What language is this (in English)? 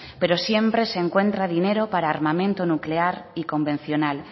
Spanish